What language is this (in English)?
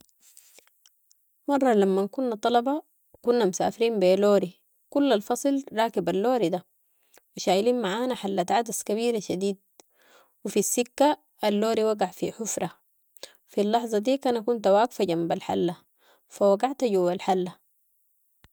Sudanese Arabic